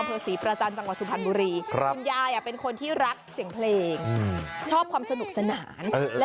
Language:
Thai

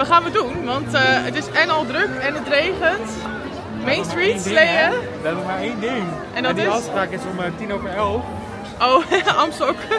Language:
Dutch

